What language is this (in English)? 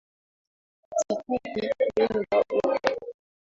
Swahili